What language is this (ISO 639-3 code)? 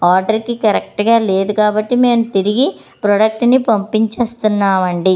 tel